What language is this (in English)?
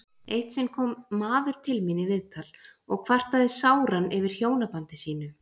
Icelandic